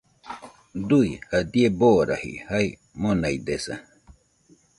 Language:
Nüpode Huitoto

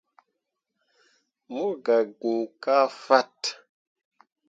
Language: Mundang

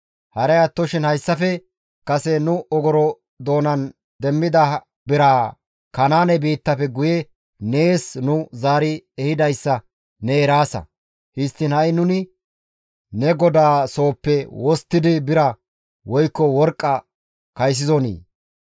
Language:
Gamo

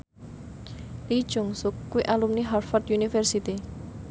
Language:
Javanese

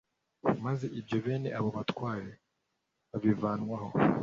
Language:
Kinyarwanda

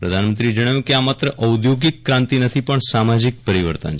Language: Gujarati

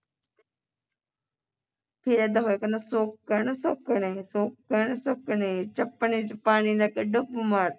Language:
Punjabi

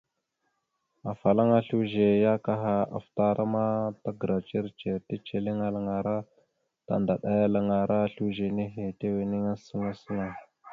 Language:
Mada (Cameroon)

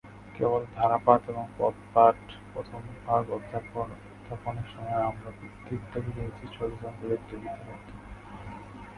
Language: Bangla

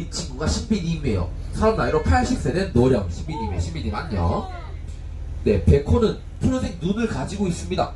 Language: Korean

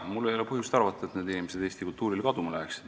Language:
Estonian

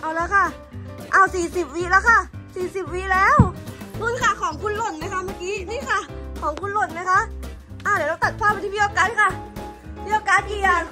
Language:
Thai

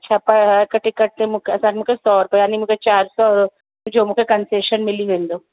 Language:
Sindhi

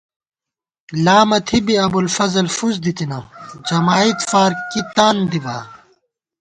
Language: Gawar-Bati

